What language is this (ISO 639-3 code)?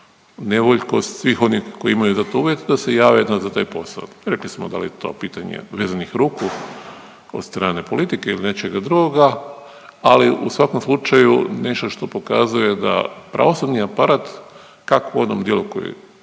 hrv